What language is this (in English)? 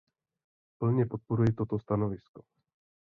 Czech